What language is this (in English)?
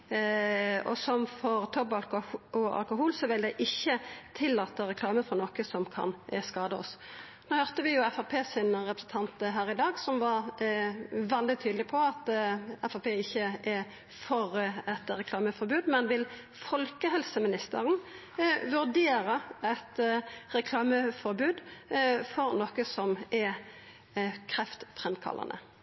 Norwegian Nynorsk